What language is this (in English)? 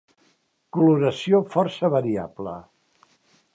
Catalan